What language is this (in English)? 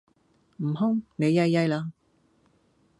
Cantonese